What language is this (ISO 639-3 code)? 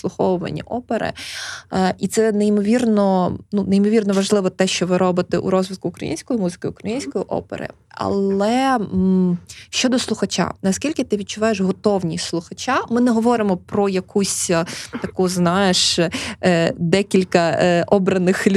ukr